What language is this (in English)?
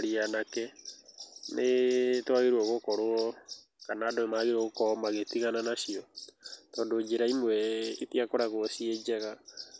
Kikuyu